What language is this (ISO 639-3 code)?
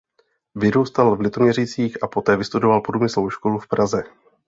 ces